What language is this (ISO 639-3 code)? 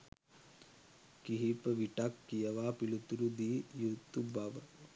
sin